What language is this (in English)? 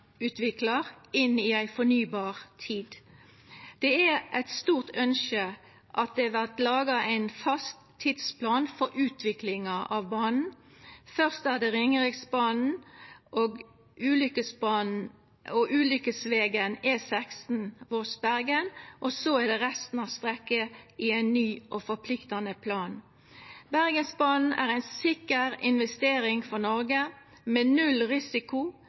Norwegian Nynorsk